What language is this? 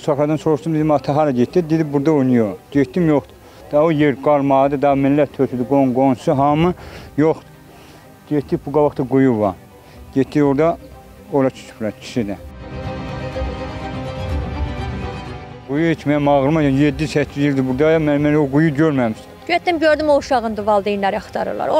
Turkish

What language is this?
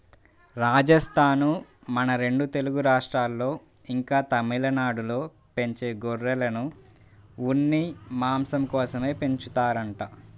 Telugu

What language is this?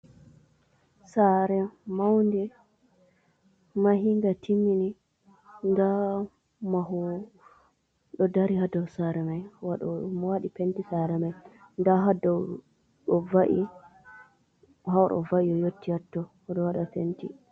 Fula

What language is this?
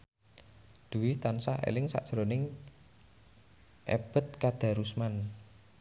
Javanese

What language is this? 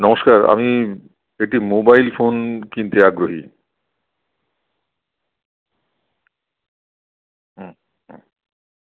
Bangla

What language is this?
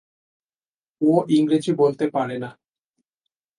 Bangla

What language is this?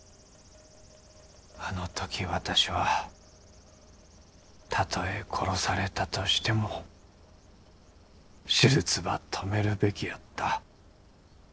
Japanese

